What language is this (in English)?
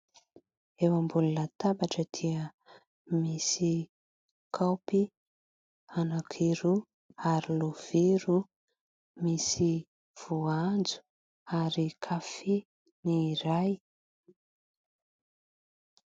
Malagasy